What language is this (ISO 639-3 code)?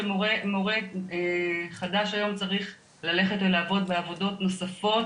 heb